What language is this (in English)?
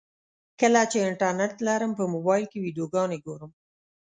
Pashto